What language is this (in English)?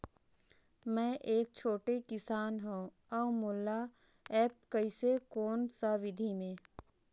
Chhattisgarhi